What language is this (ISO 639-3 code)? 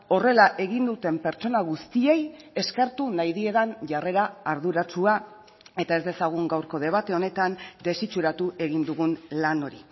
eus